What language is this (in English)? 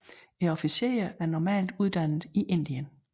Danish